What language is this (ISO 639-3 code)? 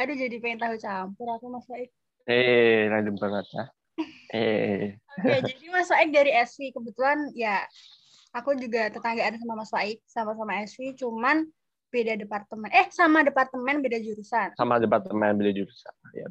ind